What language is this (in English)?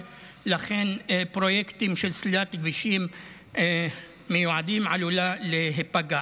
Hebrew